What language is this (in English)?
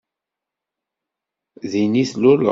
Kabyle